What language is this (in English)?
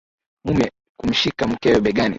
Swahili